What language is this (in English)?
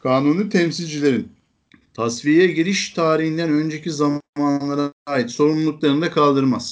Turkish